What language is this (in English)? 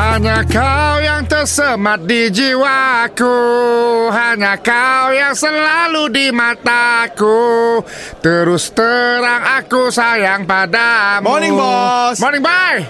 Malay